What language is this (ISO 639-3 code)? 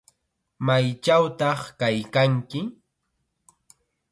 qxa